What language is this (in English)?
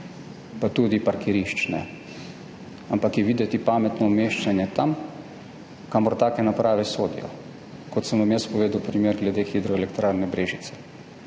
Slovenian